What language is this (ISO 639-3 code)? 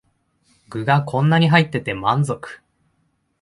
jpn